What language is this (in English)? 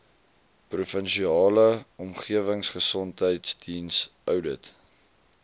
Afrikaans